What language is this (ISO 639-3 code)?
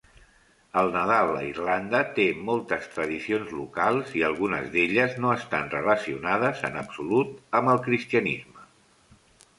cat